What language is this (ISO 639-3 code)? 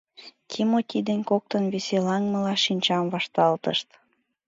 chm